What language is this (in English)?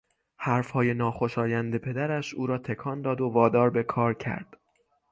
Persian